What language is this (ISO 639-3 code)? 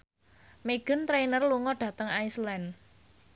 jav